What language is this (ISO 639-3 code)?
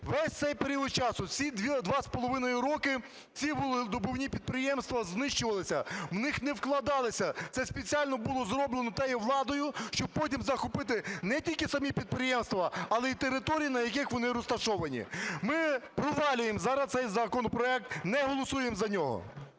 ukr